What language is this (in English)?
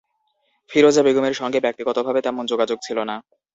Bangla